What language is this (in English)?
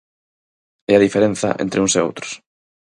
Galician